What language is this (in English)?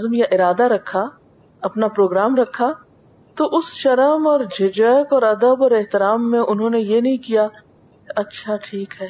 Urdu